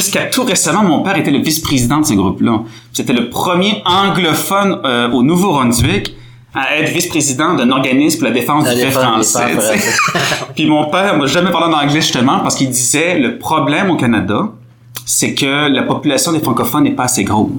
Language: French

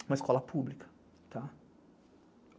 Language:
Portuguese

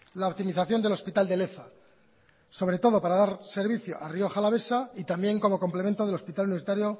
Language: Spanish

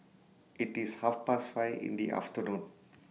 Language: English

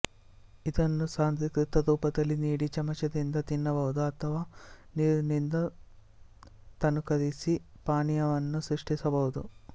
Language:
Kannada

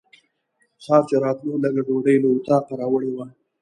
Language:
Pashto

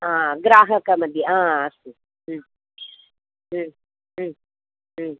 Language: Sanskrit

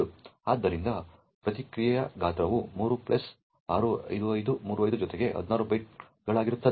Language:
Kannada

